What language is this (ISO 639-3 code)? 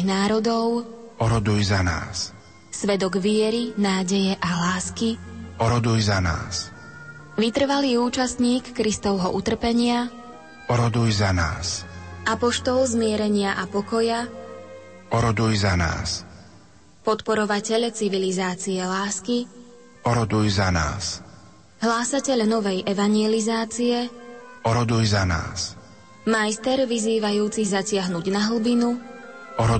slk